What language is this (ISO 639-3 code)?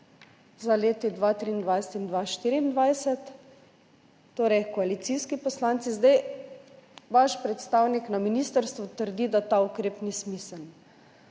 slv